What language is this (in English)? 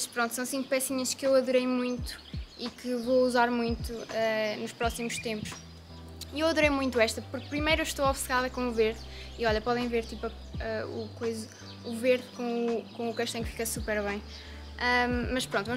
Portuguese